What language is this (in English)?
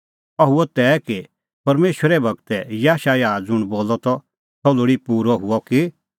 Kullu Pahari